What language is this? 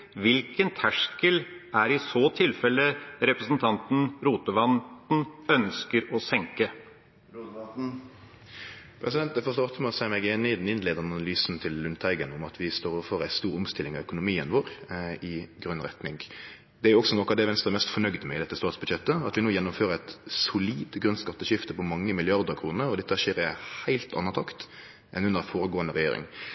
Norwegian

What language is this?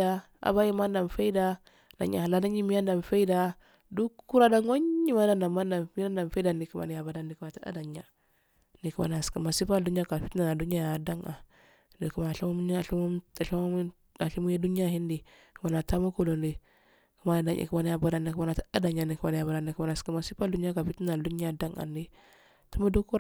Afade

